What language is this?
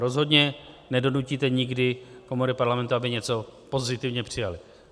Czech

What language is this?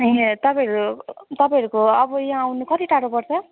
Nepali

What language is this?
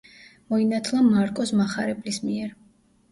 Georgian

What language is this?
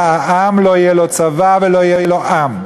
Hebrew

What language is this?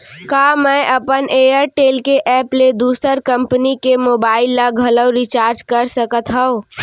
Chhattisgarhi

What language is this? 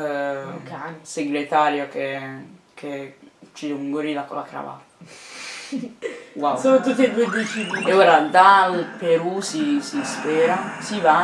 Italian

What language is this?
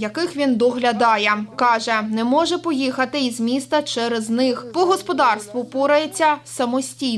Ukrainian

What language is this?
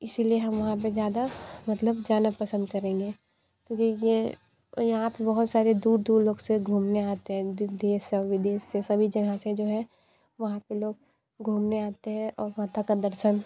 Hindi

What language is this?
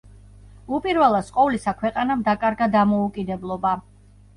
Georgian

